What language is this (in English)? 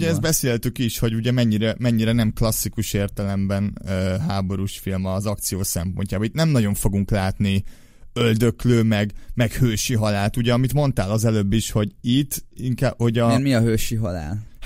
Hungarian